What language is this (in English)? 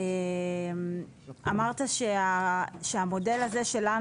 Hebrew